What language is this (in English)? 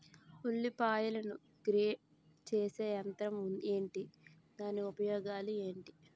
Telugu